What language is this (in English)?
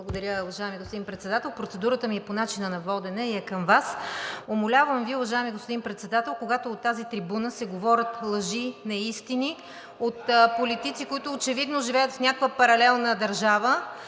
Bulgarian